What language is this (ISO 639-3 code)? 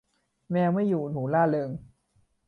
tha